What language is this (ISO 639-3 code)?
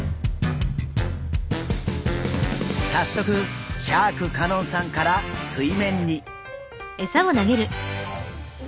jpn